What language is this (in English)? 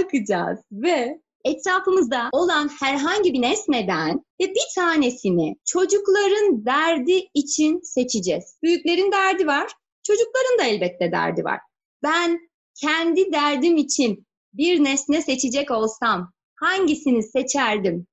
Turkish